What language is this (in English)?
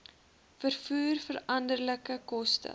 Afrikaans